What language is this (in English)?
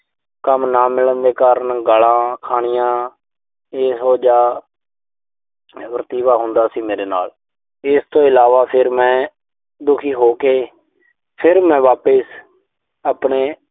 Punjabi